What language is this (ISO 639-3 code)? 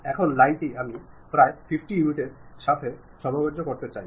ben